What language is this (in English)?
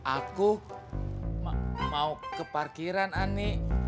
Indonesian